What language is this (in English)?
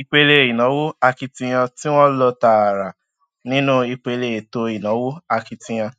Yoruba